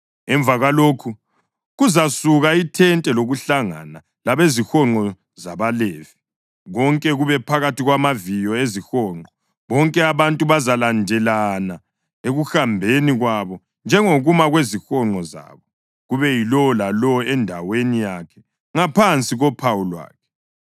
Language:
North Ndebele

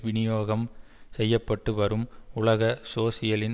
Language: Tamil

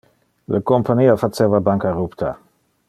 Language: Interlingua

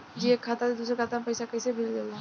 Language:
Bhojpuri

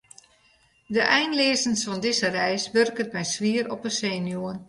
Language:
Western Frisian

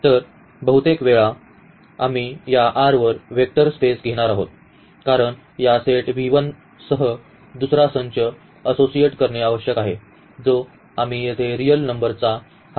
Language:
Marathi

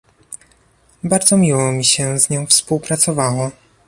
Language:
Polish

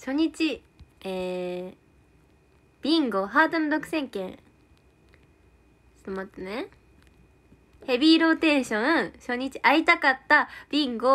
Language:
Japanese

